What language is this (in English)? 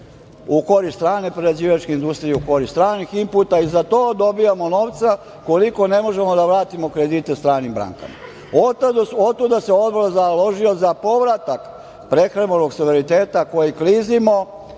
Serbian